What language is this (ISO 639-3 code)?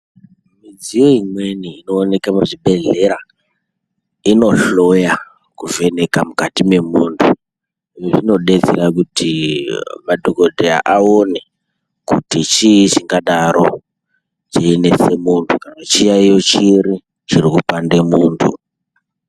ndc